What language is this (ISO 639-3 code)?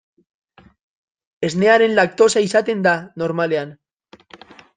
eus